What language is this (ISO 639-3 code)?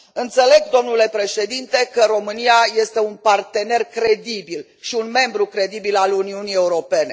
ron